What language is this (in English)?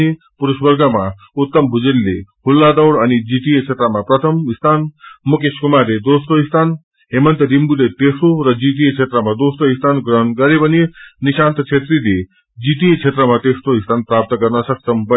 Nepali